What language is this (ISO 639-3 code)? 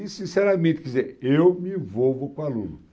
por